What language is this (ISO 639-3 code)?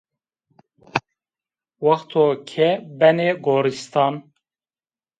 zza